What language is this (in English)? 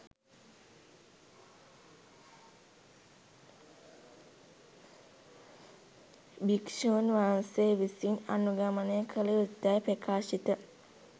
Sinhala